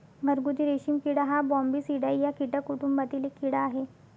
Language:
Marathi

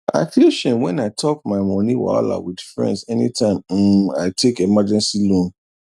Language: Nigerian Pidgin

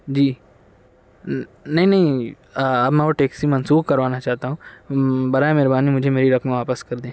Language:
Urdu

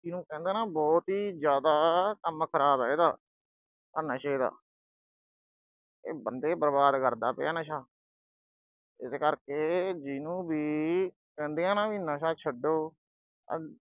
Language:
Punjabi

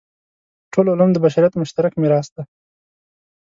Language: Pashto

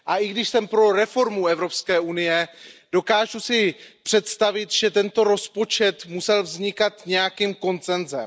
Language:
Czech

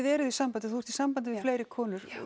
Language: Icelandic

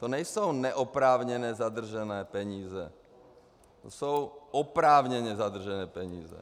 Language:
Czech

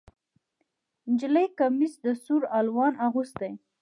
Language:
Pashto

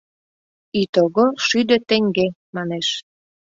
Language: Mari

